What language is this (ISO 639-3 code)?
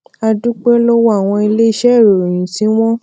yor